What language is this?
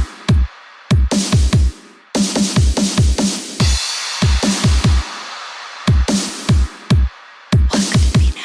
English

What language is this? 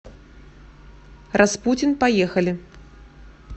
Russian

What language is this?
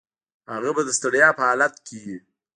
Pashto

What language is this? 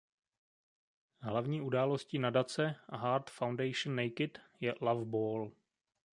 Czech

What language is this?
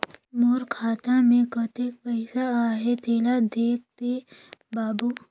Chhattisgarhi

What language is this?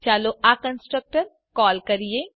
Gujarati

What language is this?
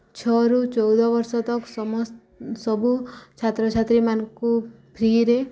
Odia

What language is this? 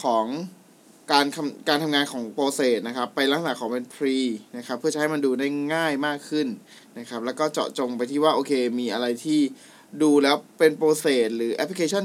Thai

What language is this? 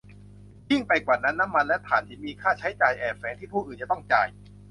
Thai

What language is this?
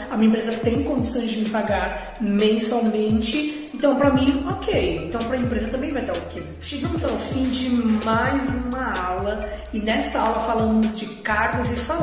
Portuguese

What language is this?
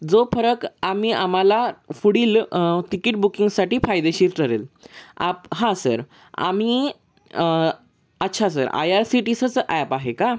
Marathi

